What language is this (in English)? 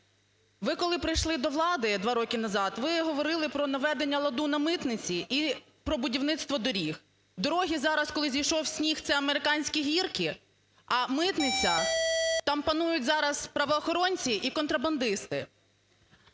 Ukrainian